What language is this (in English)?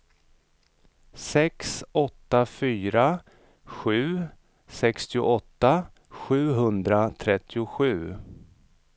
Swedish